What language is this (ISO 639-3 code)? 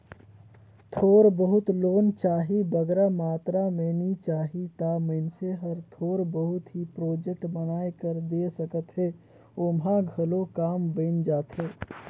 hne